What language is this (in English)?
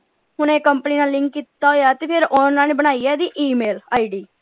Punjabi